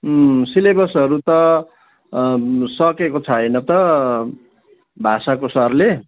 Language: Nepali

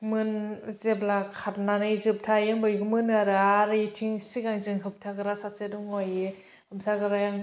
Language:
Bodo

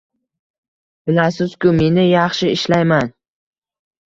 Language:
Uzbek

